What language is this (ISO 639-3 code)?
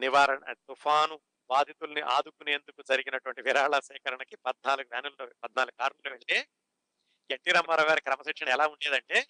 tel